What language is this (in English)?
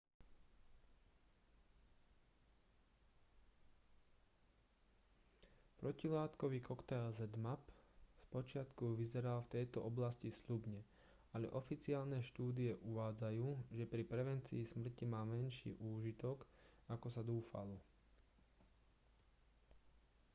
Slovak